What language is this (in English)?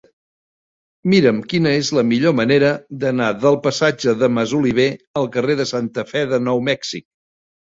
Catalan